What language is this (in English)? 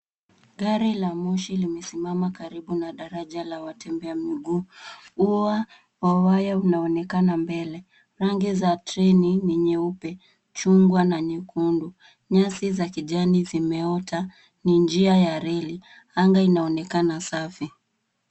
Swahili